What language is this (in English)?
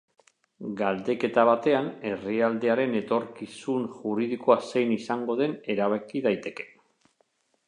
Basque